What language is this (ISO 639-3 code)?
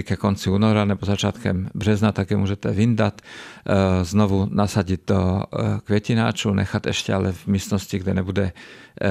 ces